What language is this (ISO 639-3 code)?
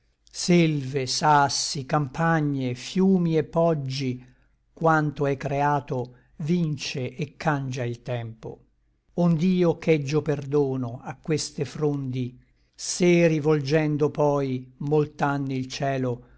ita